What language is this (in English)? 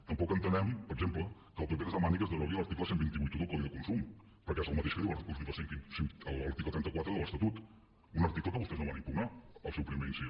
Catalan